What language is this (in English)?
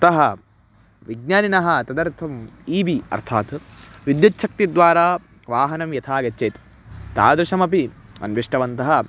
Sanskrit